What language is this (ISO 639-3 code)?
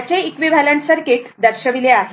mar